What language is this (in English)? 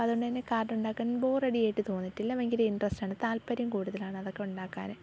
Malayalam